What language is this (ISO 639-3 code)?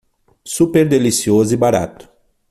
por